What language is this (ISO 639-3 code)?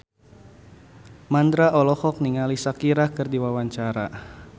sun